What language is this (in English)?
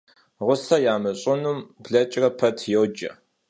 Kabardian